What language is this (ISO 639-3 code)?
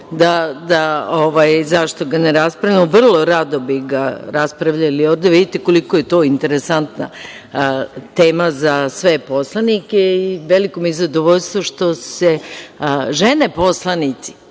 srp